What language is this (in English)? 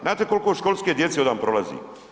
Croatian